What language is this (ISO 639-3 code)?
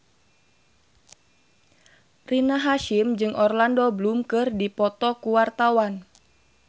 sun